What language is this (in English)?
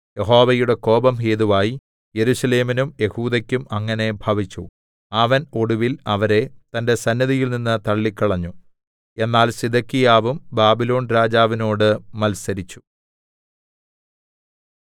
Malayalam